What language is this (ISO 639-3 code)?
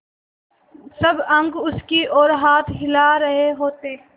hin